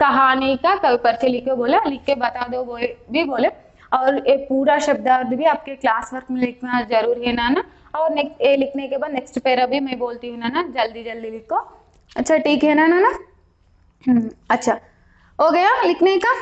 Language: Hindi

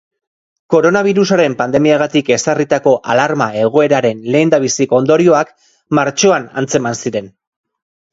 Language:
Basque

